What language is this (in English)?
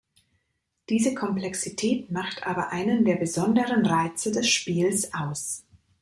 German